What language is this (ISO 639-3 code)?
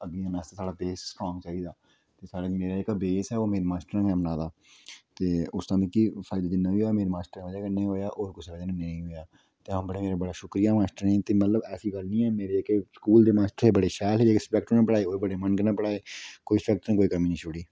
doi